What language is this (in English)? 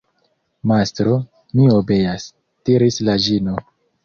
Esperanto